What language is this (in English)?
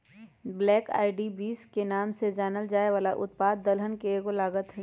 Magahi